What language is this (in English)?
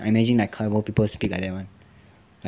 English